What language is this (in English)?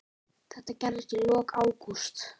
Icelandic